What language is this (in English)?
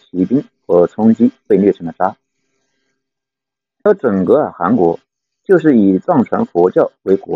Chinese